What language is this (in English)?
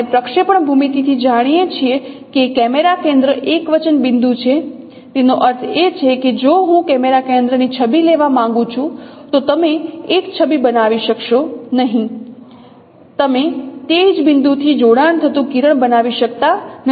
Gujarati